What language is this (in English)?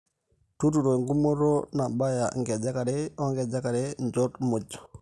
Masai